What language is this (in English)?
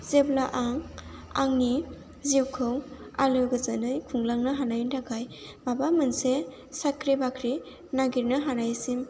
Bodo